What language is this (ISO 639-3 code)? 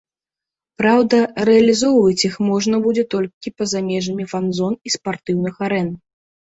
bel